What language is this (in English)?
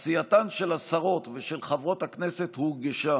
Hebrew